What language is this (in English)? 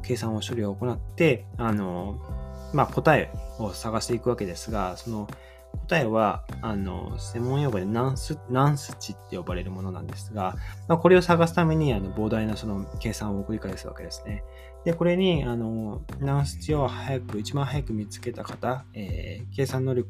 Japanese